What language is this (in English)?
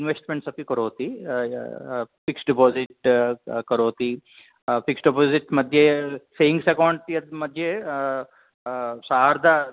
Sanskrit